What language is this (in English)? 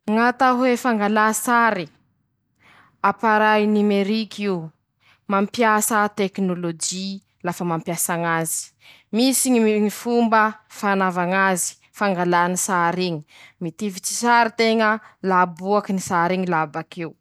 Masikoro Malagasy